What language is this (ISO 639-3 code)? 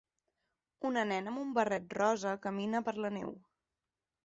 cat